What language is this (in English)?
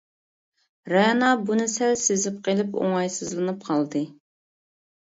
Uyghur